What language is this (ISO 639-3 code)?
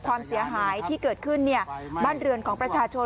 tha